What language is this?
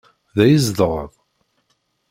Kabyle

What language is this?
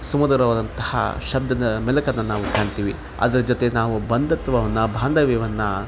Kannada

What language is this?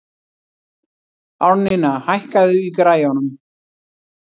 Icelandic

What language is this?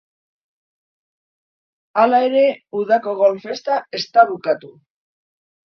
Basque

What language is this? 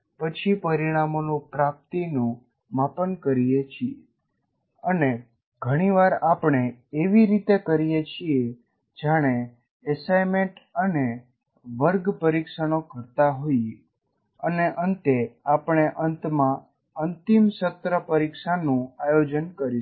Gujarati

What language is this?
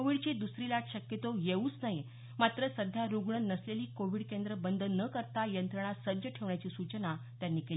Marathi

